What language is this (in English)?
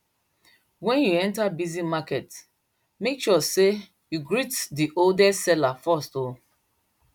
Nigerian Pidgin